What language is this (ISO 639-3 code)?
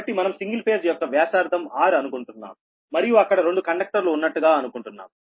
tel